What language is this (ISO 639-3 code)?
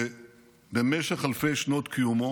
heb